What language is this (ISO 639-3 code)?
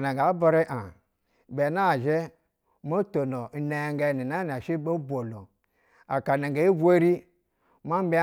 bzw